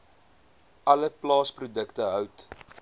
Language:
Afrikaans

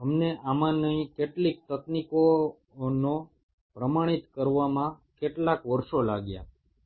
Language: Bangla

